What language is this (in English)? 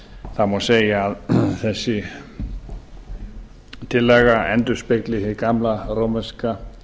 Icelandic